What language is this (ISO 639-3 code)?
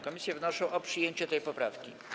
pol